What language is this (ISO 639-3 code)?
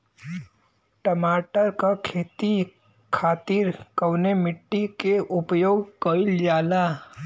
bho